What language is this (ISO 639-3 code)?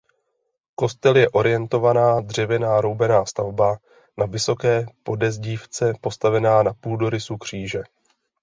ces